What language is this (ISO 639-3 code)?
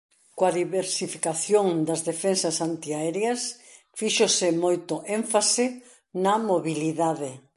glg